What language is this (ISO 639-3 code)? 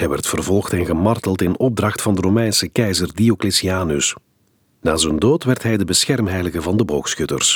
nld